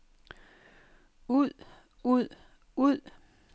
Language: Danish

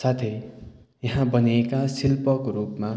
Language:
Nepali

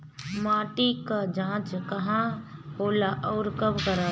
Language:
Bhojpuri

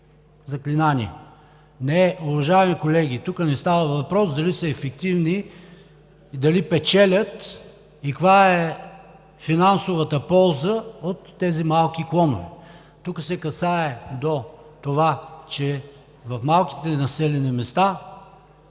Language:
Bulgarian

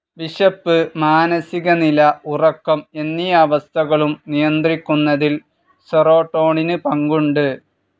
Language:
Malayalam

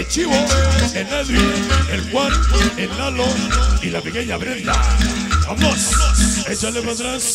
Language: Spanish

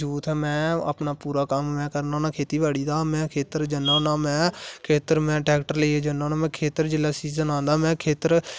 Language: Dogri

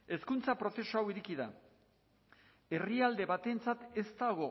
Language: Basque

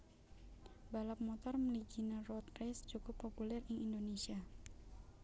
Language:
Javanese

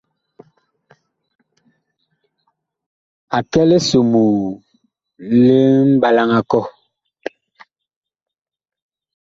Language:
Bakoko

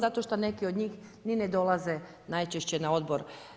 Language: Croatian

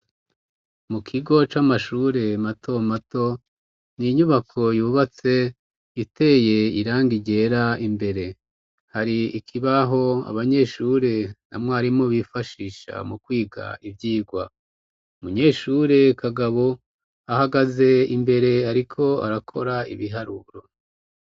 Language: Rundi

